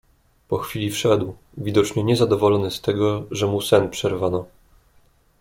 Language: Polish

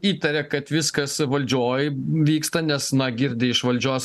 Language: Lithuanian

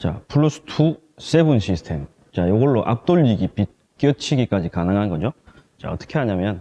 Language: Korean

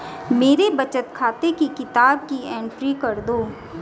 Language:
Hindi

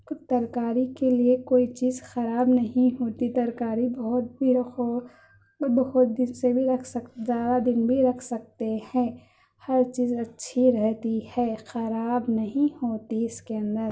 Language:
Urdu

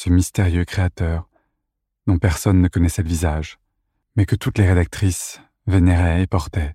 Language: French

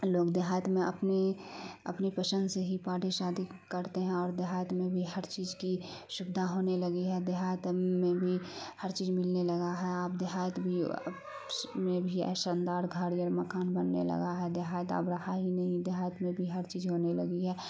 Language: Urdu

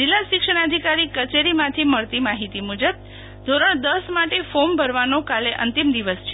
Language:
Gujarati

